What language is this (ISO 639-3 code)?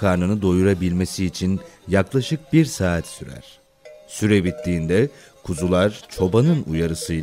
tur